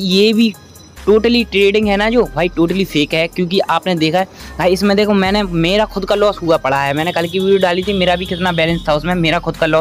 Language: Hindi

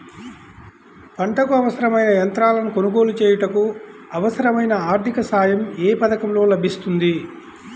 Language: Telugu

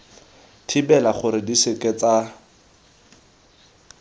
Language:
Tswana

